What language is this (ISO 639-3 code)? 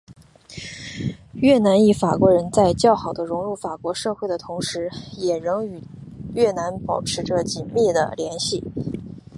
zho